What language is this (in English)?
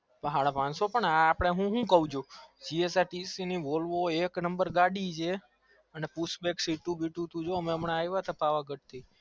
Gujarati